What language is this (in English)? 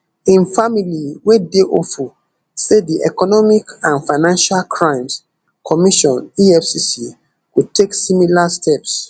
Nigerian Pidgin